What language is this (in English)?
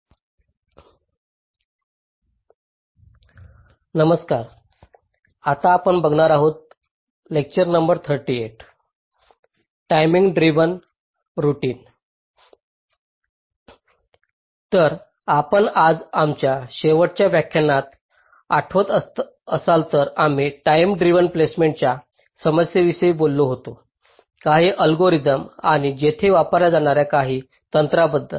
Marathi